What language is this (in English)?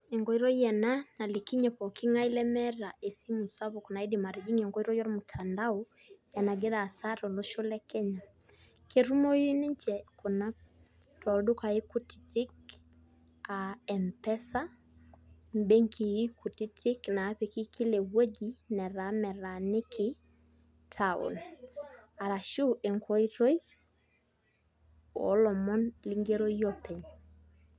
Masai